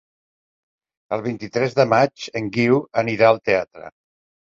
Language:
Catalan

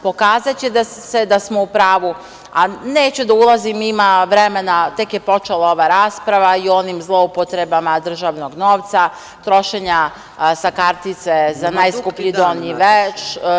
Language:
Serbian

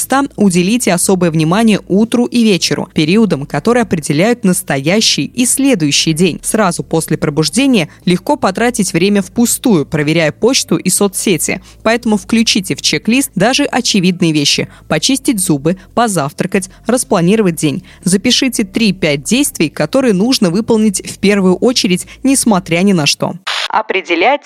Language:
Russian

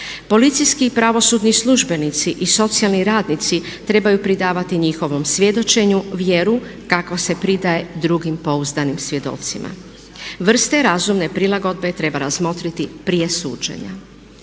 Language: Croatian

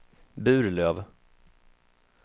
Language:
Swedish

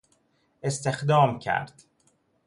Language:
Persian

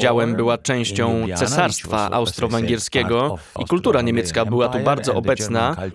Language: Polish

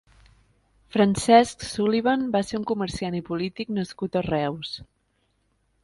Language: Catalan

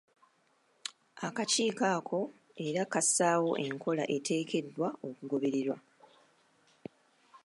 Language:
Ganda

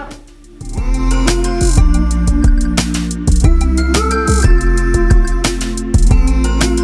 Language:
Arabic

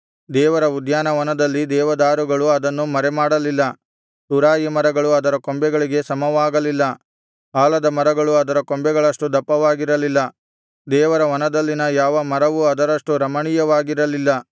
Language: Kannada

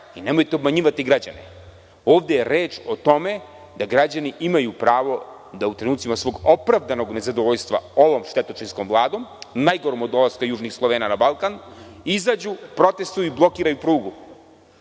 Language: Serbian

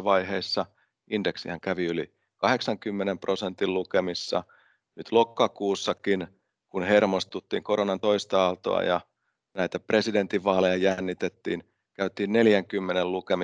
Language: Finnish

